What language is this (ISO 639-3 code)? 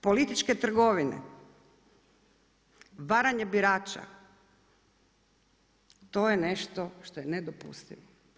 hrv